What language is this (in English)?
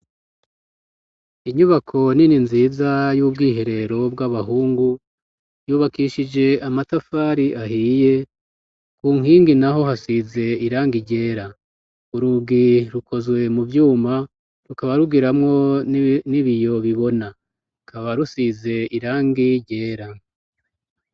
Rundi